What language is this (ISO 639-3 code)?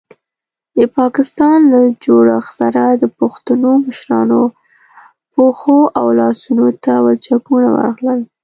pus